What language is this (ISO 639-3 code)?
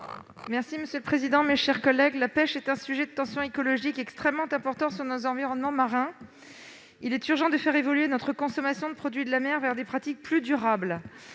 fra